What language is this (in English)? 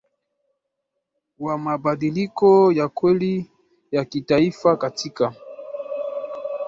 Swahili